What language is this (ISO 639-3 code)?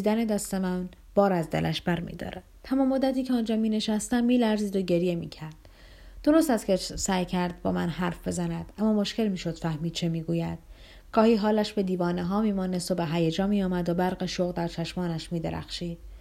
fas